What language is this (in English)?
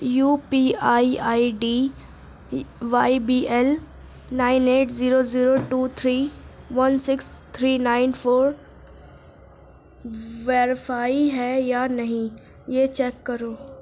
Urdu